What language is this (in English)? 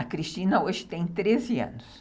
Portuguese